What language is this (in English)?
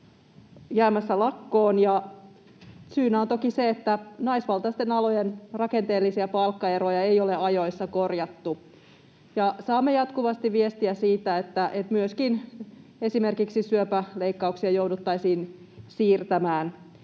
Finnish